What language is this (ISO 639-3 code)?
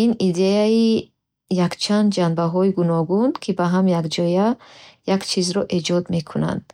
bhh